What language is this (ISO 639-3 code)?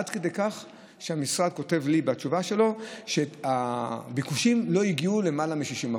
heb